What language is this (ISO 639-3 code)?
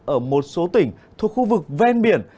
vie